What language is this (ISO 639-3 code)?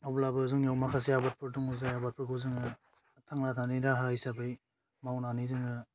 brx